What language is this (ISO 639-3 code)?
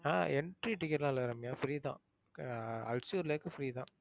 tam